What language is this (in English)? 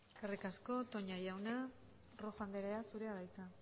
Basque